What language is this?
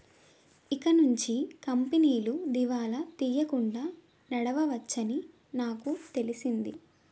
Telugu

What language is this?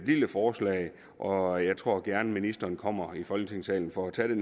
Danish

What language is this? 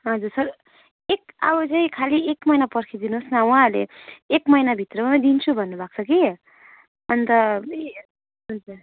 Nepali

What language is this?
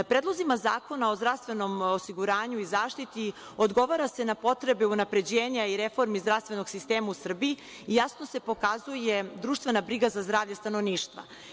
Serbian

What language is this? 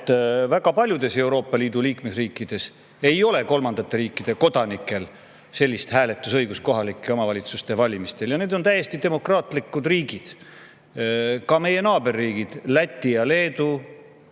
Estonian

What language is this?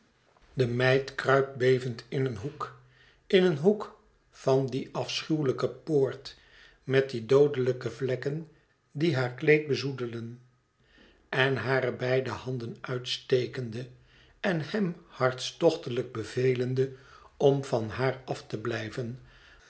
Dutch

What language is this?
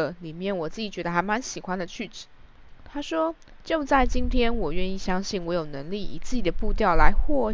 Chinese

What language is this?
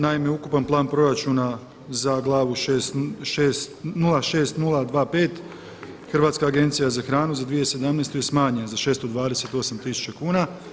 Croatian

